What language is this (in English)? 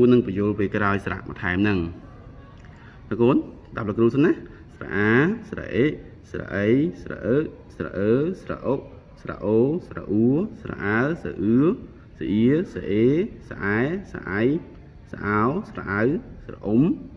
Vietnamese